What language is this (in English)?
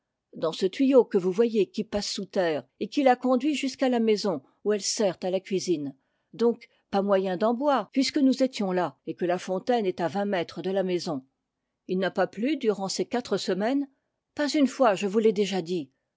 French